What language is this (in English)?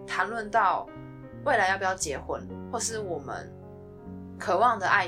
Chinese